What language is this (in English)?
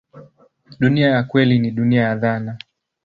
Swahili